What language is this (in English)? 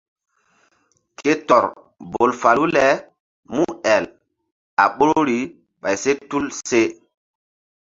Mbum